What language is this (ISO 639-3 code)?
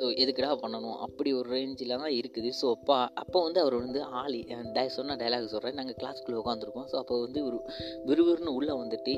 mal